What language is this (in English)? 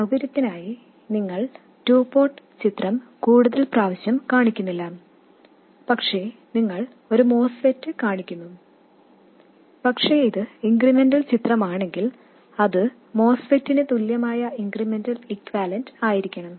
Malayalam